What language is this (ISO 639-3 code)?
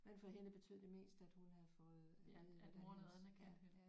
dan